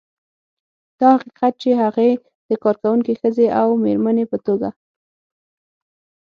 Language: Pashto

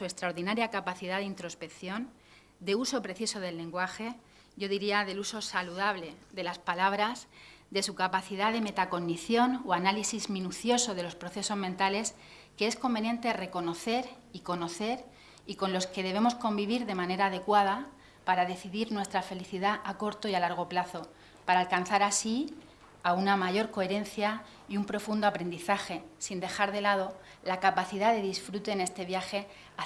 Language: Spanish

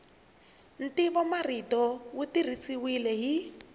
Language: Tsonga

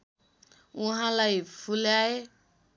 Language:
Nepali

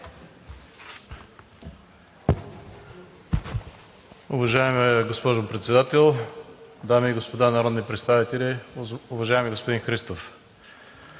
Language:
Bulgarian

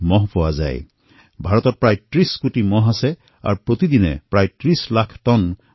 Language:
Assamese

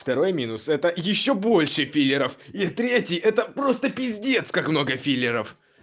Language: Russian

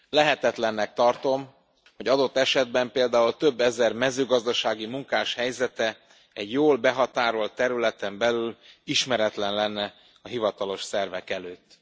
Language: Hungarian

